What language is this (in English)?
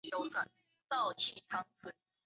Chinese